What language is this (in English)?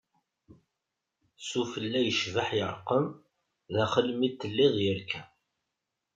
Kabyle